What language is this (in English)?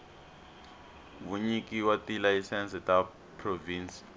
Tsonga